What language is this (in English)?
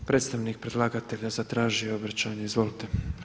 Croatian